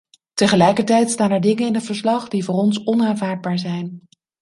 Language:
Dutch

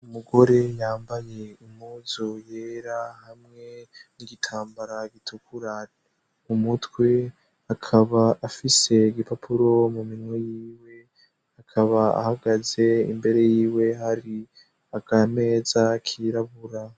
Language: Rundi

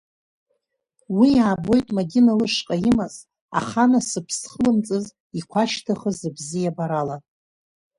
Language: Abkhazian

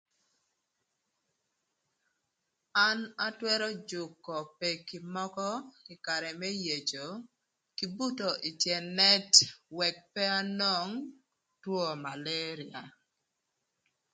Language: Thur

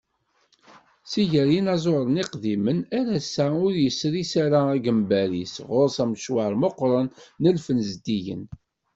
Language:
Kabyle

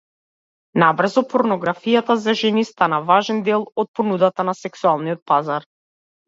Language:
Macedonian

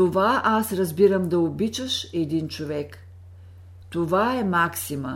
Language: Bulgarian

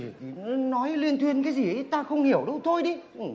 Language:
Vietnamese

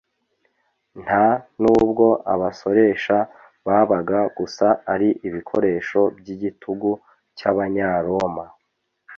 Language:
Kinyarwanda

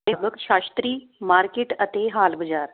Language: Punjabi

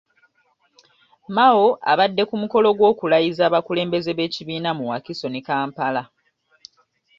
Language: Ganda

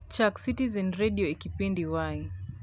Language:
Luo (Kenya and Tanzania)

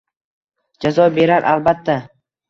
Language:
Uzbek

